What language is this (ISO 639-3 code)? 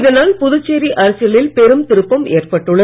tam